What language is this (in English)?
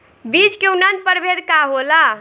Bhojpuri